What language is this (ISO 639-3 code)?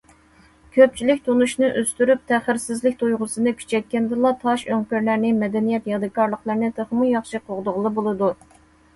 uig